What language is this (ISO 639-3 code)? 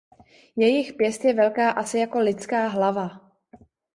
ces